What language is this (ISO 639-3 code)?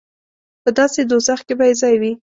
pus